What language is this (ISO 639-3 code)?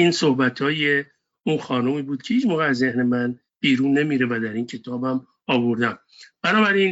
fas